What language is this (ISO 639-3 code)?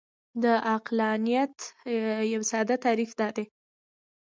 pus